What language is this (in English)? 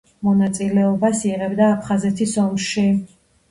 Georgian